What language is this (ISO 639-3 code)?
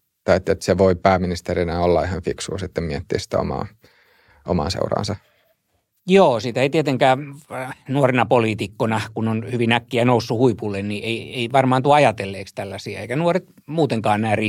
fin